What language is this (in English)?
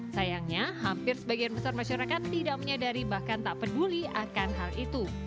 Indonesian